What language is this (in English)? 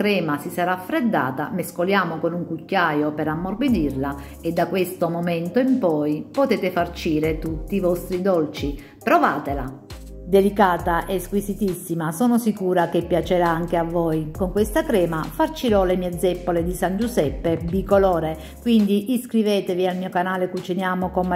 Italian